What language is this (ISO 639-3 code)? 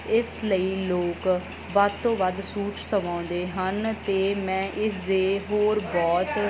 pan